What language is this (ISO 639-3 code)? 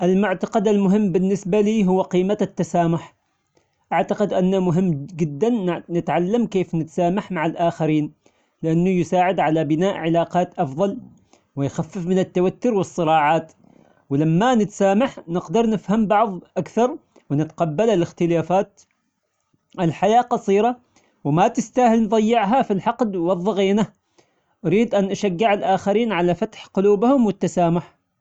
acx